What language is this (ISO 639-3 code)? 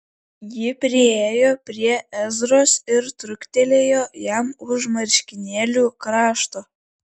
lit